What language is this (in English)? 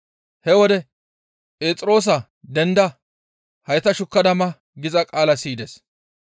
Gamo